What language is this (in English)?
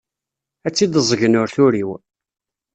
Kabyle